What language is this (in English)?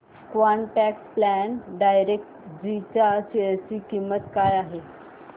Marathi